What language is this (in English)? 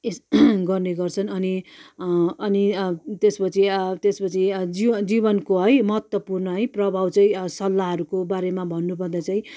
Nepali